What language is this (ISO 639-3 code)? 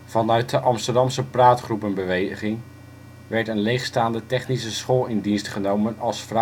nld